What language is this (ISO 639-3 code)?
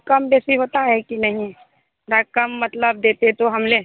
hin